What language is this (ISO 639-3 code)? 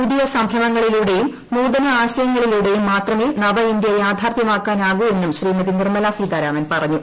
mal